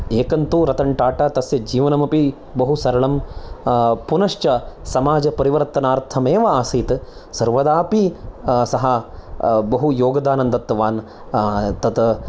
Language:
Sanskrit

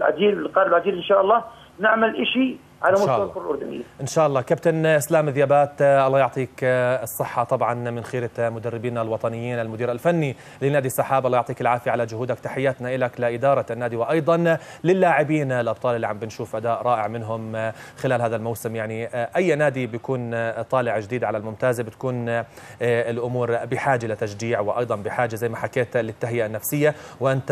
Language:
Arabic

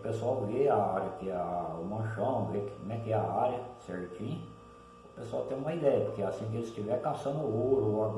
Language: Portuguese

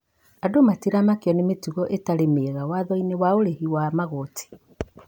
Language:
Kikuyu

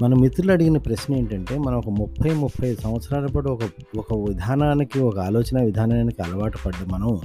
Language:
Telugu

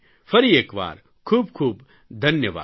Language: Gujarati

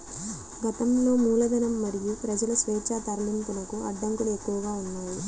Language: Telugu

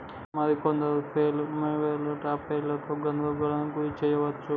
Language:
Telugu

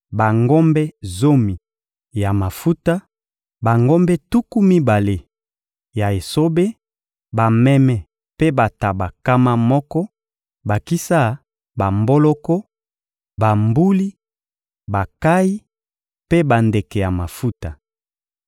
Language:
Lingala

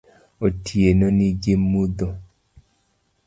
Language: Luo (Kenya and Tanzania)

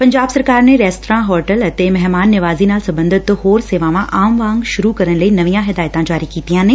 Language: Punjabi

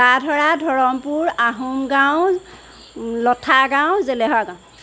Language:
Assamese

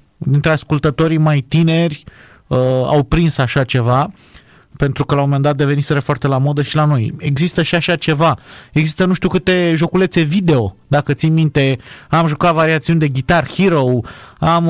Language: Romanian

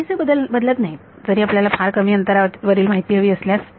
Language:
Marathi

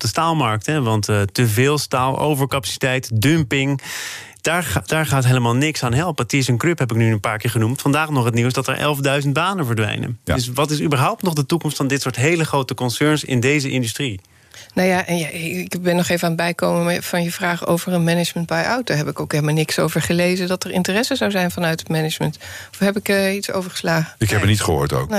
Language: Dutch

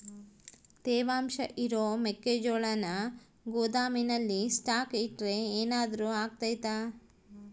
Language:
Kannada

